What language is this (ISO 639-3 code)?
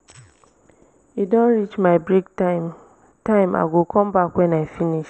pcm